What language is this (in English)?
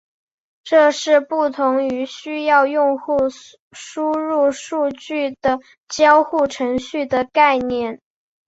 Chinese